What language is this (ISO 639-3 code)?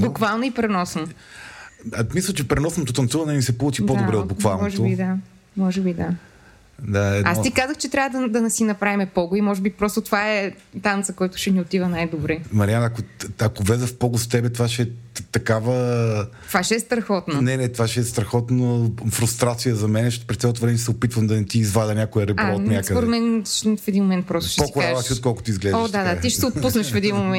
bul